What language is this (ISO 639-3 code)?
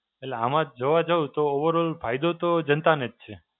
guj